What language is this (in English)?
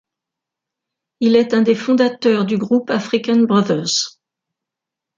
French